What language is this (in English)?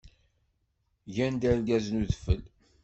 Kabyle